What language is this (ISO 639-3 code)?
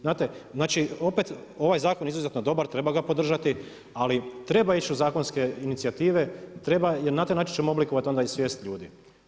hrv